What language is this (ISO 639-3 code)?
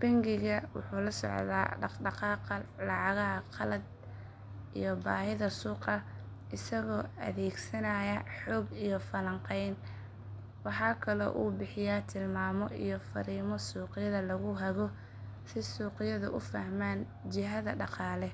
som